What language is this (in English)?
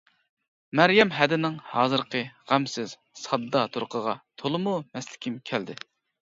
Uyghur